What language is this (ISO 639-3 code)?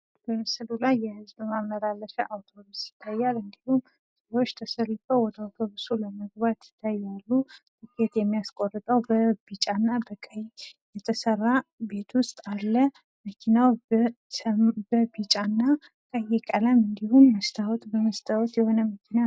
amh